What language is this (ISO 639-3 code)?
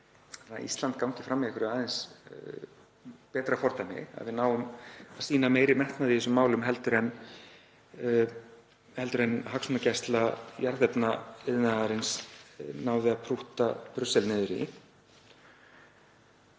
isl